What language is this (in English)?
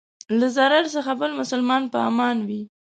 Pashto